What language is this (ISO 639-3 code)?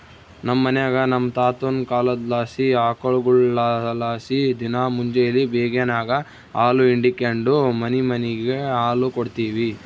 kan